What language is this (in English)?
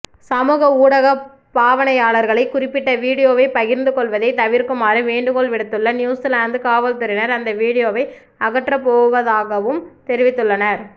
Tamil